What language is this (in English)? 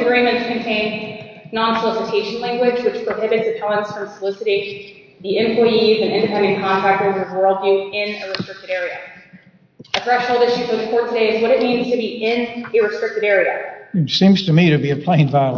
English